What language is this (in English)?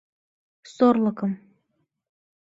Mari